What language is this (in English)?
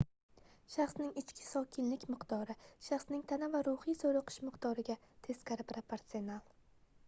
Uzbek